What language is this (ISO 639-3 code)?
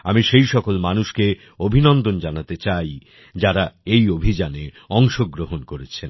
ben